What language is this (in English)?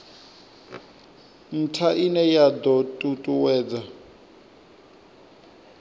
Venda